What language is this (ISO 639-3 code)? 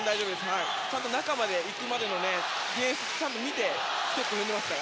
jpn